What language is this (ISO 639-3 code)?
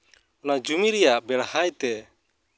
sat